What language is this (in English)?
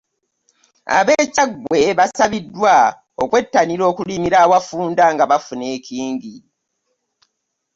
Ganda